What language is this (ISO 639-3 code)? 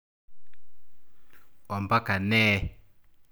mas